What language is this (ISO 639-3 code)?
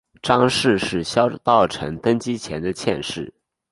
zho